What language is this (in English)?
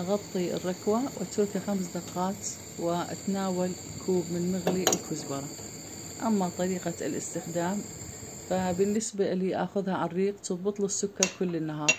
Arabic